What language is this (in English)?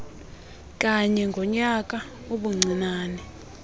Xhosa